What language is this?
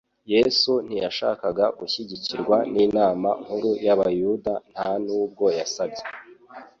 Kinyarwanda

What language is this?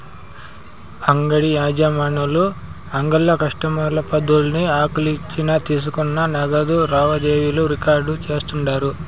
Telugu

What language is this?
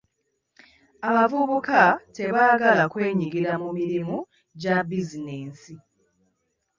Ganda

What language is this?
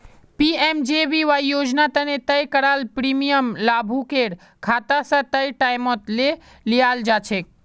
Magahi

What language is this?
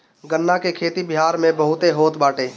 Bhojpuri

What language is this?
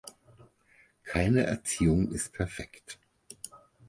German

